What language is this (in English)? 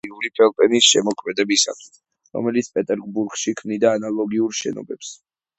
Georgian